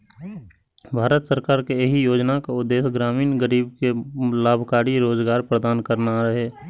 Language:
Maithili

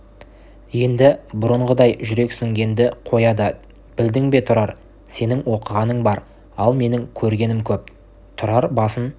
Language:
Kazakh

